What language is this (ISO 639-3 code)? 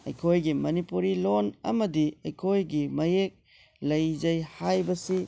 mni